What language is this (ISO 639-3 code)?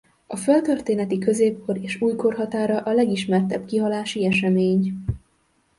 hun